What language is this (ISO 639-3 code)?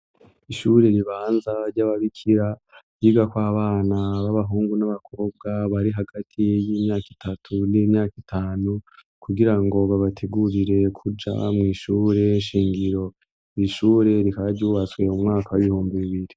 run